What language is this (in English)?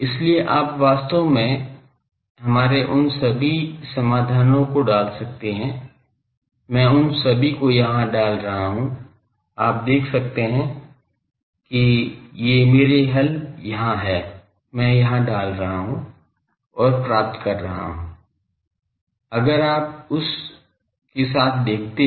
Hindi